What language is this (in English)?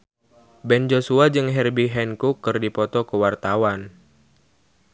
Sundanese